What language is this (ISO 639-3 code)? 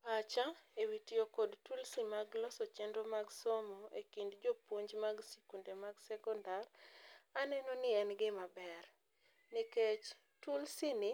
luo